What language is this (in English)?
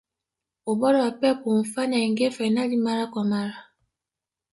Swahili